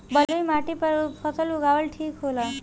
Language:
Bhojpuri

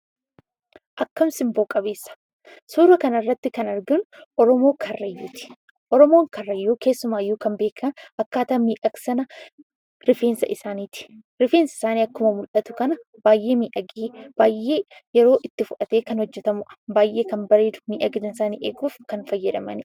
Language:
Oromo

